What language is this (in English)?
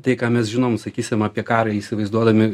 Lithuanian